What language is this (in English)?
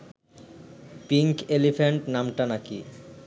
Bangla